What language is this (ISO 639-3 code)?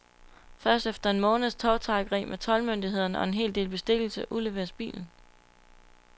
dan